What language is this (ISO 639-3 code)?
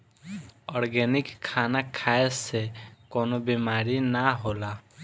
bho